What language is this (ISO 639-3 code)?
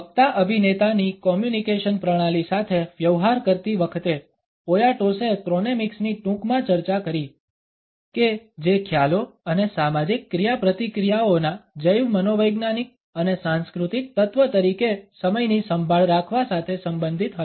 guj